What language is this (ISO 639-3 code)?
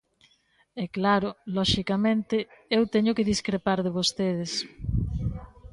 glg